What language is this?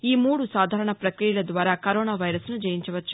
Telugu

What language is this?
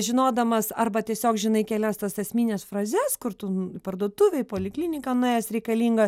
Lithuanian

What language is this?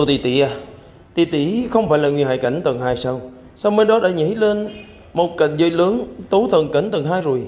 Vietnamese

